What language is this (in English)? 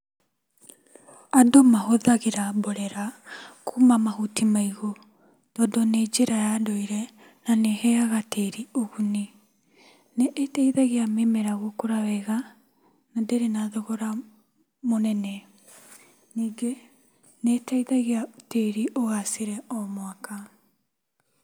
Kikuyu